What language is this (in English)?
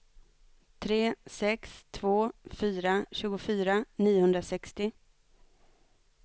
Swedish